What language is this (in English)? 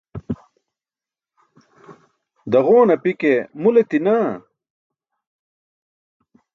Burushaski